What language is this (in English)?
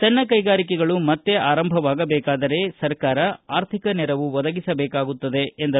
Kannada